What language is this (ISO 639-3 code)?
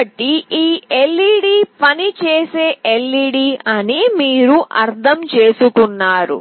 tel